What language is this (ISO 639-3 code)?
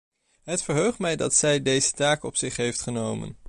nld